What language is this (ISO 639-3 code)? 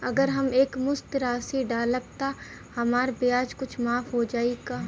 bho